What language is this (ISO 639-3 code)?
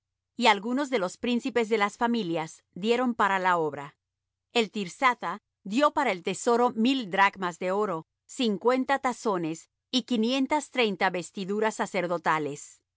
spa